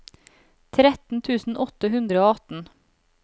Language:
Norwegian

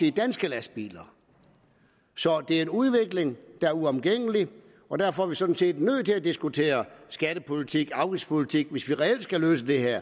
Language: Danish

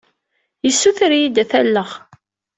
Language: Kabyle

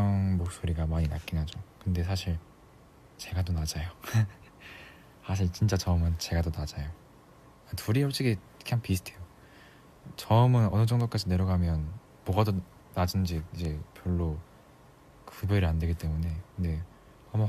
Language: Korean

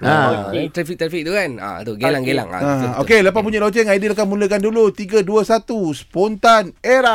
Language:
Malay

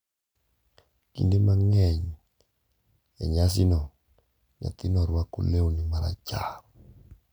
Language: Luo (Kenya and Tanzania)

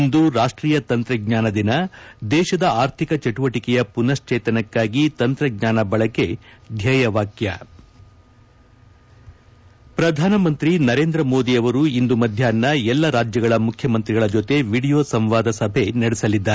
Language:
Kannada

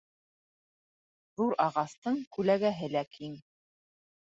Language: Bashkir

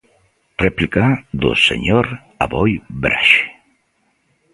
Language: Galician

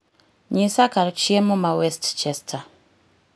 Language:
Luo (Kenya and Tanzania)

